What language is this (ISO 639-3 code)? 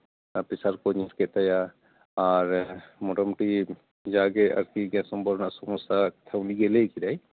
sat